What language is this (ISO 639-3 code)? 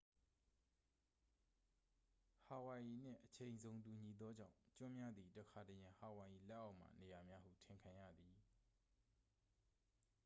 mya